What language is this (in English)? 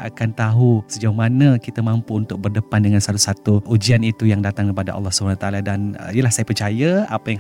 Malay